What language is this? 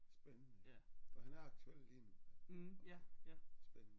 Danish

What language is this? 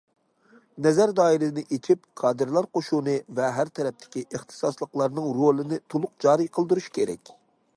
Uyghur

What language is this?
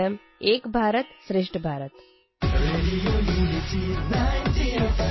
Punjabi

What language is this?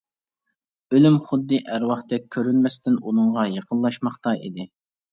Uyghur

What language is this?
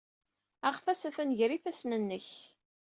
Kabyle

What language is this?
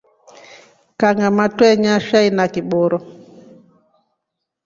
Rombo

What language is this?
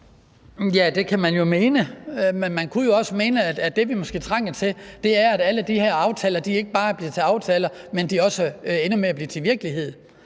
Danish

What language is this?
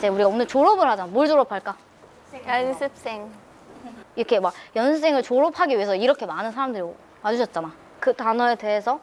Korean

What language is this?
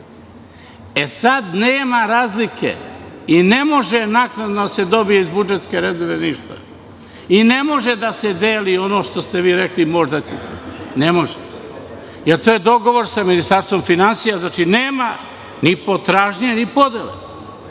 Serbian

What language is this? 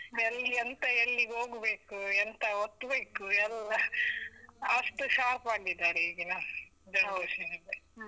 Kannada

